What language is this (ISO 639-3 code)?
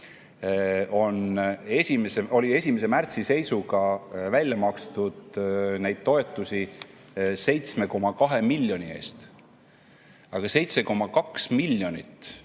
est